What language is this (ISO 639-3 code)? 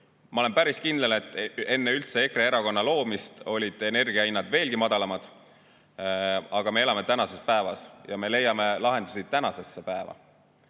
est